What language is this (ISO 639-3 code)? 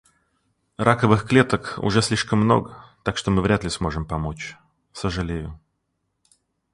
rus